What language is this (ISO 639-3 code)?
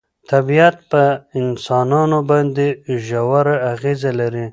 pus